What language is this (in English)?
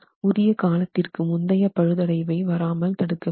Tamil